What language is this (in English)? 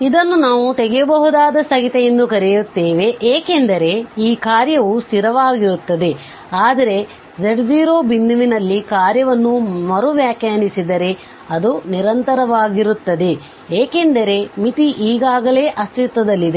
Kannada